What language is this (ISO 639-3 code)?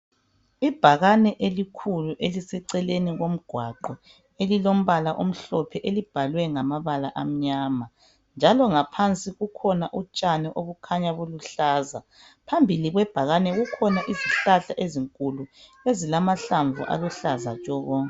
nde